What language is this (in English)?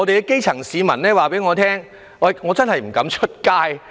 Cantonese